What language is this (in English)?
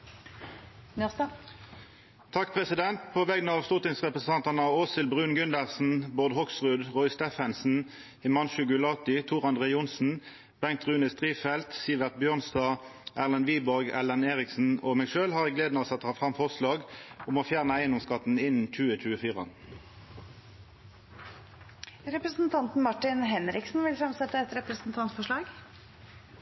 Norwegian